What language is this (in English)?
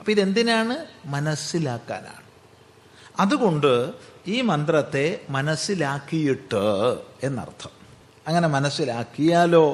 Malayalam